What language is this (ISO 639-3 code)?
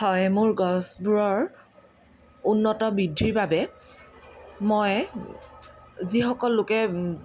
asm